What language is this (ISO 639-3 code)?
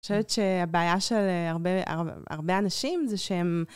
heb